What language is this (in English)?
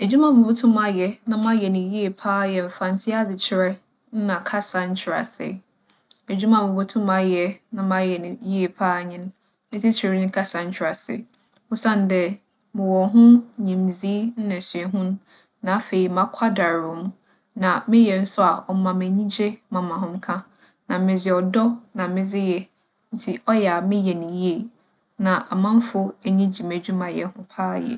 Akan